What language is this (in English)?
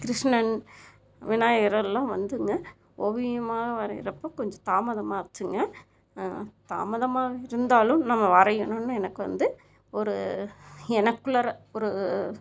Tamil